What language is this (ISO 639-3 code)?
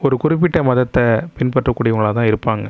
tam